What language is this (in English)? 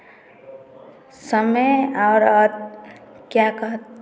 Hindi